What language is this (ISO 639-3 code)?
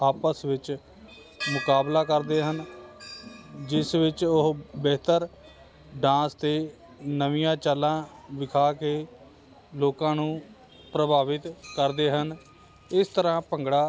pan